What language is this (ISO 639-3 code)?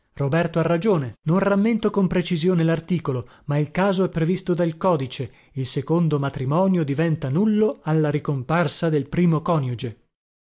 ita